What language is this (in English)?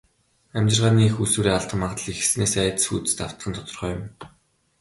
Mongolian